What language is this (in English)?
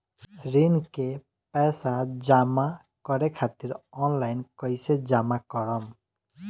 Bhojpuri